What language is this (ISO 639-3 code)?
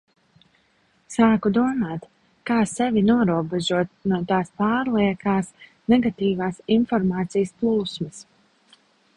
lav